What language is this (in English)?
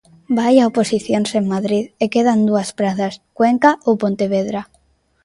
Galician